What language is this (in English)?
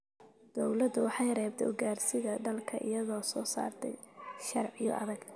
Somali